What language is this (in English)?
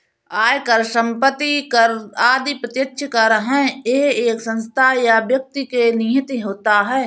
Hindi